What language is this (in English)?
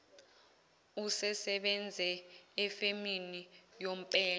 Zulu